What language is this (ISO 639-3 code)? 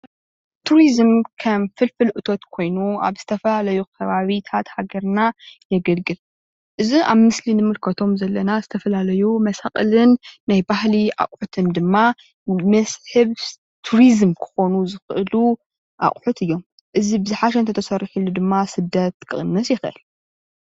tir